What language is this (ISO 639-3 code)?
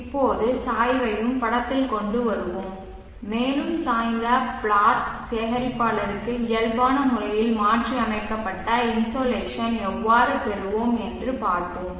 tam